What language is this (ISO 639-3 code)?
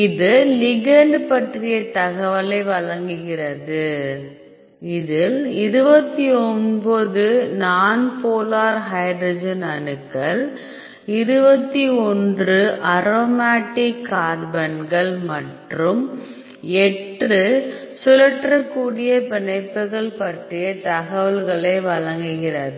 tam